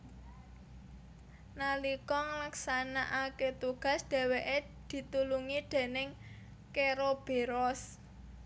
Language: Javanese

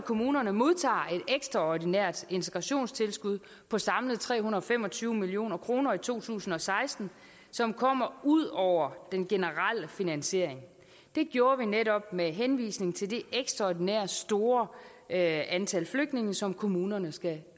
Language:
Danish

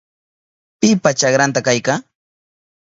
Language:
Southern Pastaza Quechua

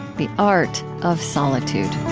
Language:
English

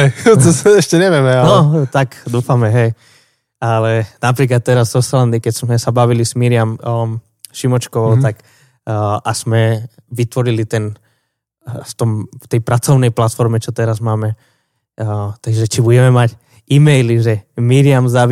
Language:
Slovak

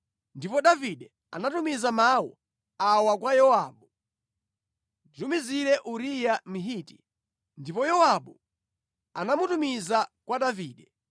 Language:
Nyanja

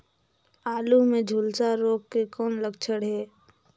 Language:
Chhattisgarhi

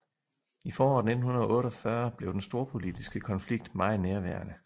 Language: Danish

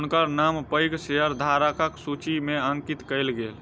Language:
Maithili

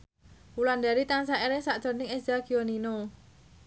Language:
Javanese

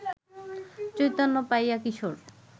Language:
Bangla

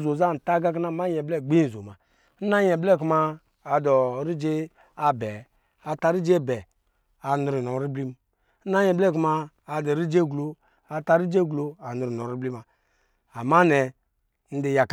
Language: Lijili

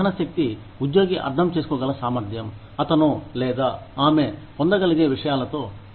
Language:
Telugu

